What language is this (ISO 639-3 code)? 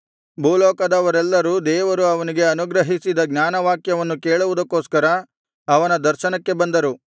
kan